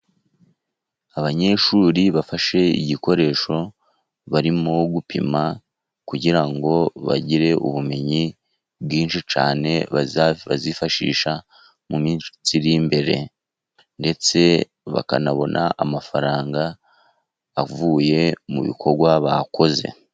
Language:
Kinyarwanda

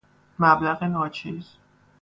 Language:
Persian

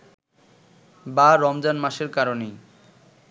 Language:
Bangla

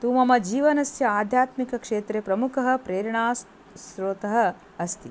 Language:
Sanskrit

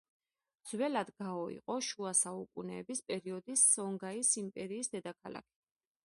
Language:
Georgian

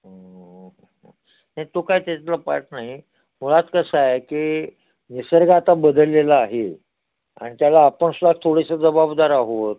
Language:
Marathi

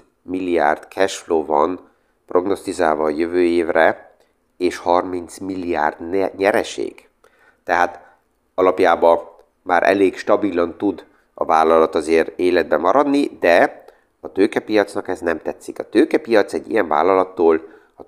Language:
Hungarian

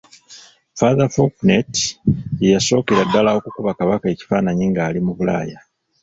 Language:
Ganda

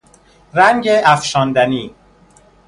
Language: Persian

